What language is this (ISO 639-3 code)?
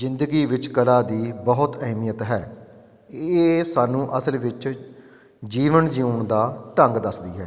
pan